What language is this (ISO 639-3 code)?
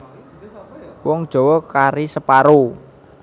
jav